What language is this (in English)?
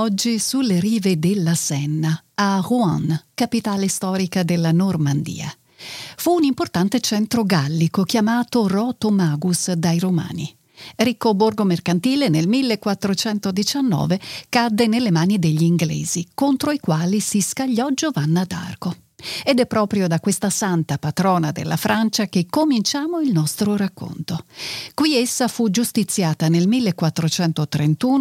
Italian